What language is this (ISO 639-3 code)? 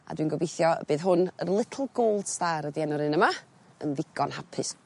cym